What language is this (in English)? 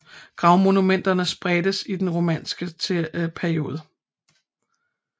Danish